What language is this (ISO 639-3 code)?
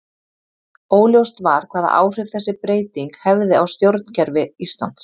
isl